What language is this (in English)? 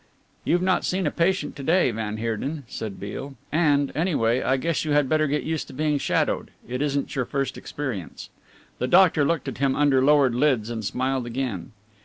English